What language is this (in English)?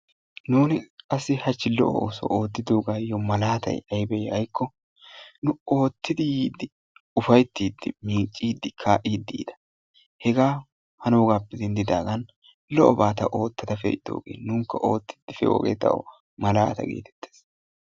Wolaytta